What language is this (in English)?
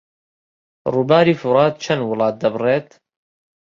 Central Kurdish